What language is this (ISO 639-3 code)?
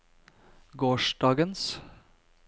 nor